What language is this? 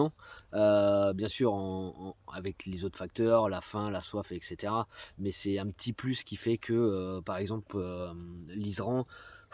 French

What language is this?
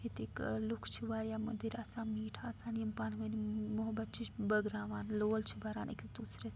Kashmiri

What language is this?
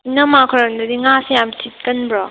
Manipuri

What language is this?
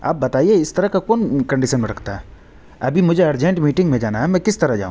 Urdu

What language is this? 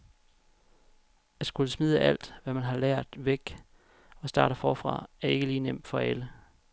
Danish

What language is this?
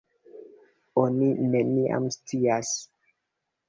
Esperanto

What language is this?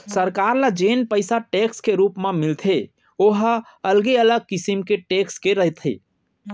Chhattisgarhi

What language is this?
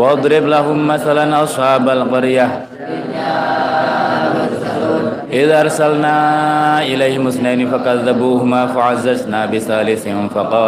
Indonesian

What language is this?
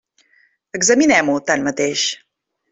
Catalan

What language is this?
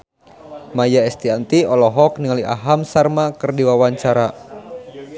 Sundanese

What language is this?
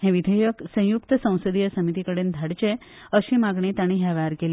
Konkani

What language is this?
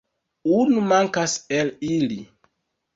Esperanto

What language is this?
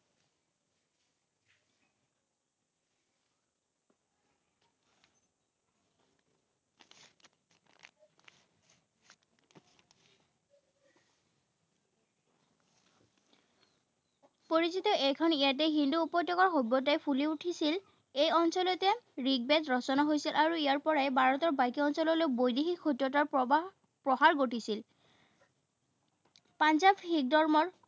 Assamese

